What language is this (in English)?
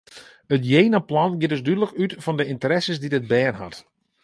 Western Frisian